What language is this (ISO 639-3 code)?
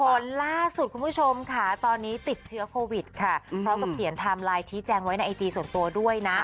tha